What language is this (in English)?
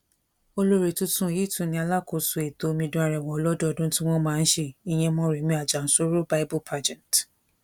Yoruba